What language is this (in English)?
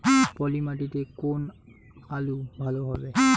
Bangla